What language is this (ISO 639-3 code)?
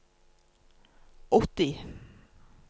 nor